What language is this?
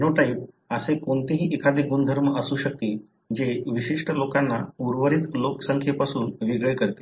Marathi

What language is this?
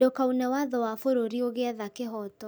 Kikuyu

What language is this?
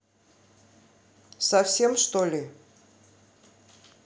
Russian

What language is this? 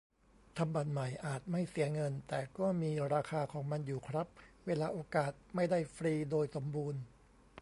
Thai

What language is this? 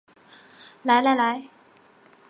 Chinese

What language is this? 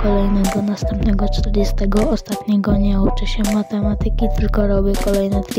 Polish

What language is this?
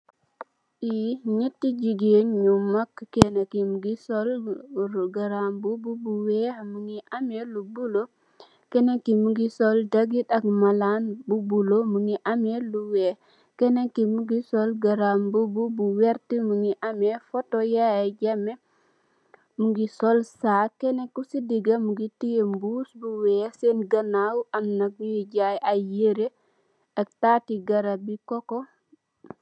Wolof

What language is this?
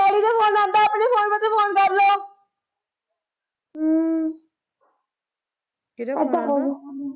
Punjabi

